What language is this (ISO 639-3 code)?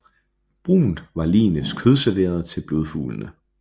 dan